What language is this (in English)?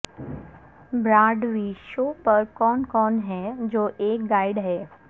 Urdu